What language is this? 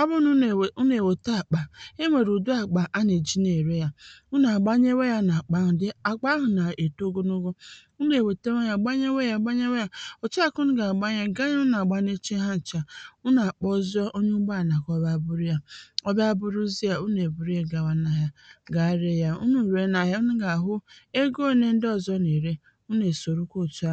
Igbo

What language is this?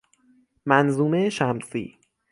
Persian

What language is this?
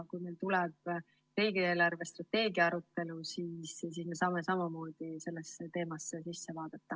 Estonian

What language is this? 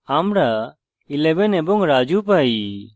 Bangla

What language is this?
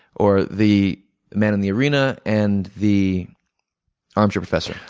English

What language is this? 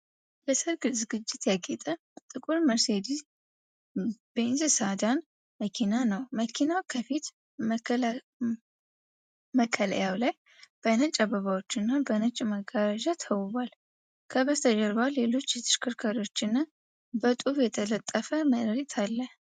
Amharic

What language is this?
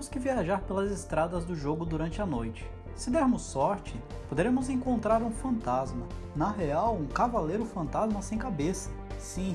Portuguese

